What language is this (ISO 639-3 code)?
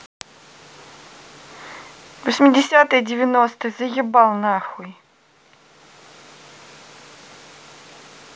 rus